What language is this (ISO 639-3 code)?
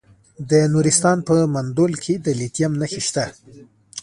pus